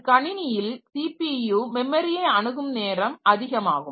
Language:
Tamil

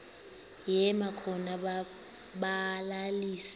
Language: Xhosa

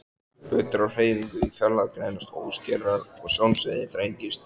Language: Icelandic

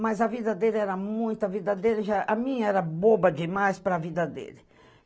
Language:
Portuguese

